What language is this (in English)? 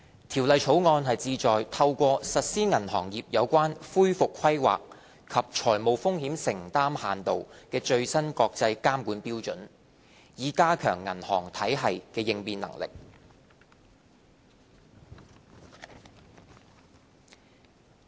Cantonese